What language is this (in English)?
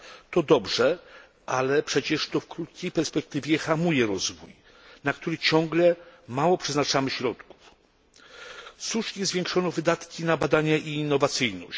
Polish